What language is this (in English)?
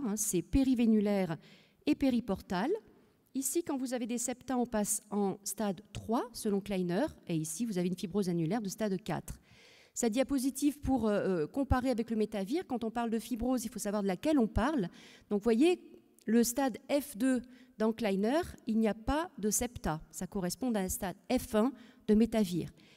French